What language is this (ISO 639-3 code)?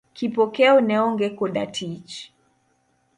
luo